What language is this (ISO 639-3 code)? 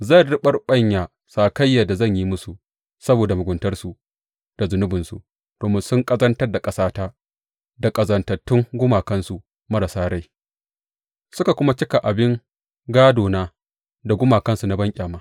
hau